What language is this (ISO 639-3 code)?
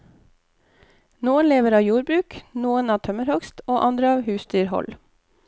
nor